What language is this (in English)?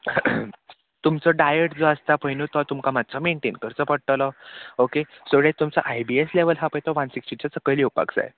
Konkani